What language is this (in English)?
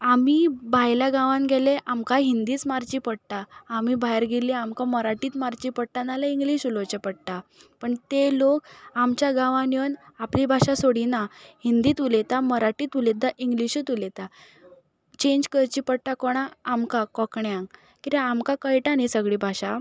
Konkani